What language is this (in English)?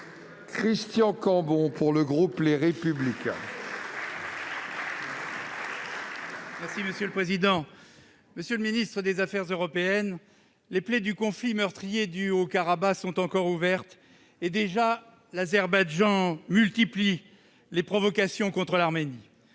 French